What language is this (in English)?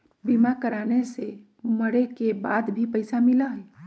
Magahi